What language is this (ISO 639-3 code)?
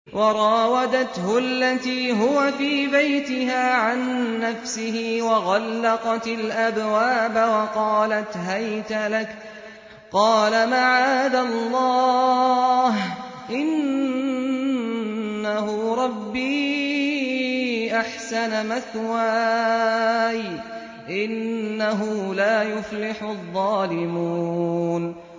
ara